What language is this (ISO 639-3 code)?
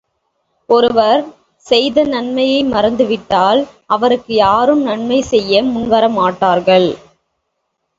tam